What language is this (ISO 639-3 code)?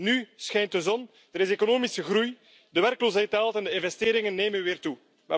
nld